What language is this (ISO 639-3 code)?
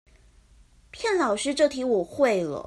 zho